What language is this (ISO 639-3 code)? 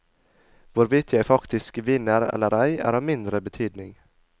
nor